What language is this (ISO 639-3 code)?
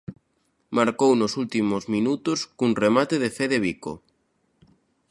glg